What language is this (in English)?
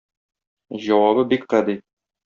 Tatar